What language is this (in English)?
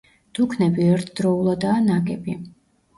Georgian